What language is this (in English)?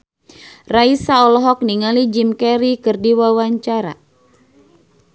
Sundanese